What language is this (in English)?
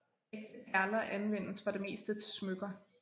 Danish